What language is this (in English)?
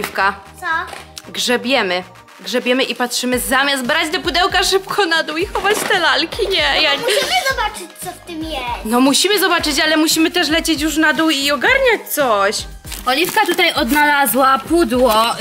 Polish